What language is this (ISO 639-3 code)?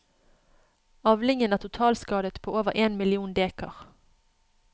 nor